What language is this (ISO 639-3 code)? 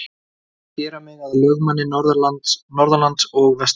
isl